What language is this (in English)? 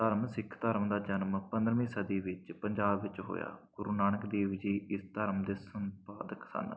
Punjabi